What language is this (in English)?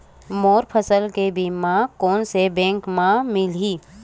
Chhattisgarhi